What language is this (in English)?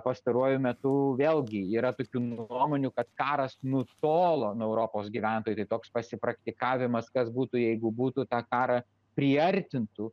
Lithuanian